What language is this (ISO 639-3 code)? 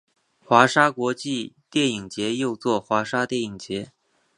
zho